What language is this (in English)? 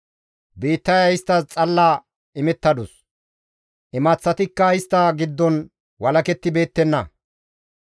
Gamo